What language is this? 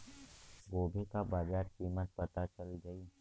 Bhojpuri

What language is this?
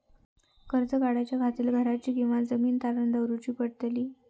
Marathi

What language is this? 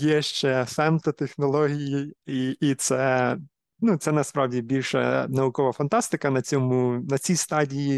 Ukrainian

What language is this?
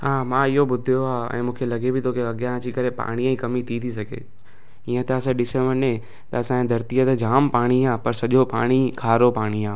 Sindhi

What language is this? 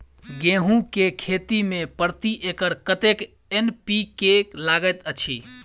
Maithili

